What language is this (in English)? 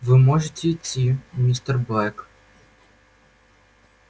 Russian